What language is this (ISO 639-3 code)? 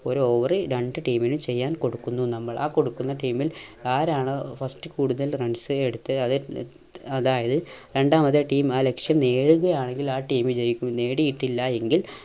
mal